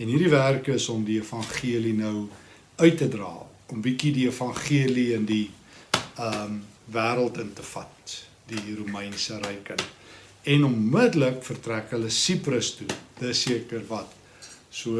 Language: Dutch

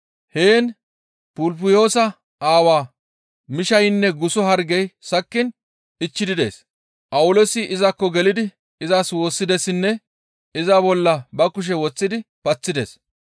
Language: Gamo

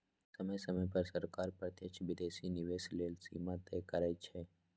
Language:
Magahi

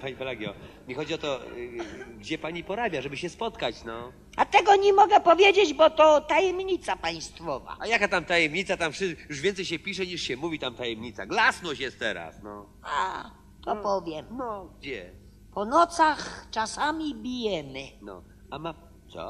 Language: Polish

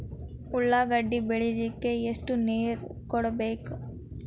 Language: Kannada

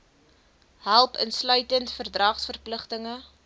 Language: Afrikaans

